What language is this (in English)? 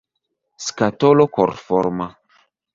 Esperanto